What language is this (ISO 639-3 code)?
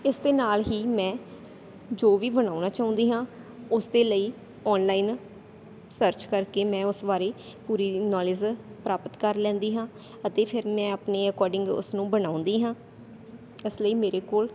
pan